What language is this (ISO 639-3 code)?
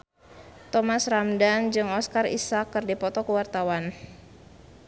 sun